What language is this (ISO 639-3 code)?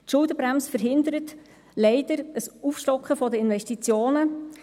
gsw